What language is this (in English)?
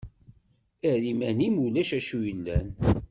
Kabyle